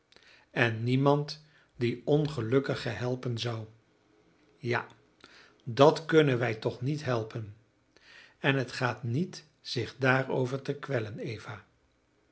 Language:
Dutch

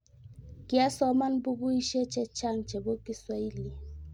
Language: Kalenjin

